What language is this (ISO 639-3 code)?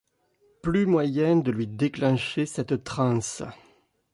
fra